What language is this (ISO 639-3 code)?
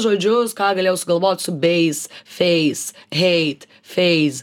lit